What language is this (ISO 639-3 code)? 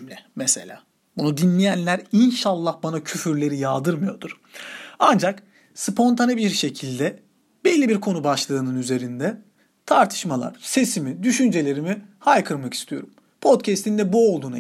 tur